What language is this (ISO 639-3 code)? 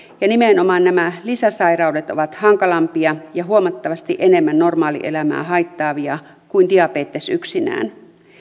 fin